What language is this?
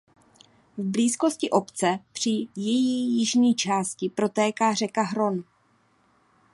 Czech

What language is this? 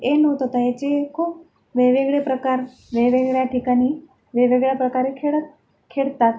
Marathi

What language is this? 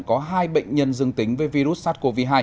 Vietnamese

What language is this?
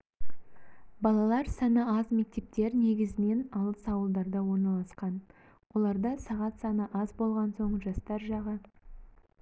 Kazakh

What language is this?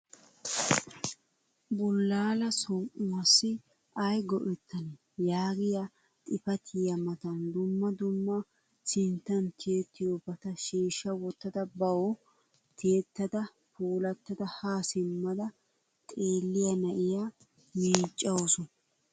Wolaytta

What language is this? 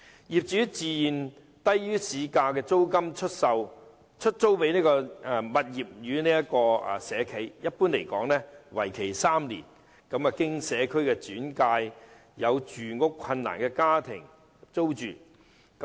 Cantonese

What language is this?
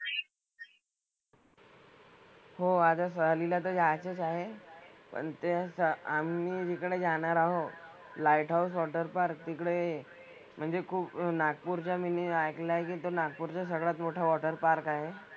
Marathi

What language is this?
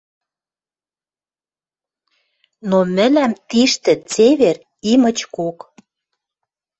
Western Mari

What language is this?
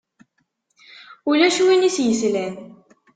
Kabyle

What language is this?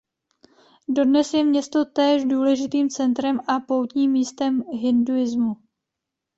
Czech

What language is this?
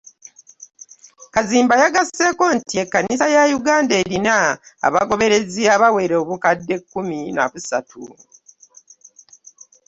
Ganda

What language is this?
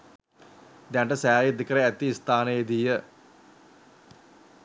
Sinhala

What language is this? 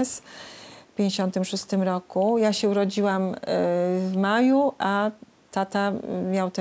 Polish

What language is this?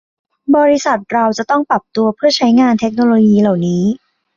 Thai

